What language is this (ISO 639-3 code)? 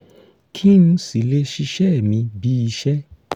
yor